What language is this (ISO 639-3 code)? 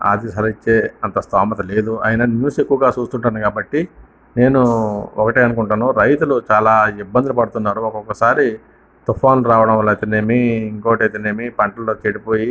tel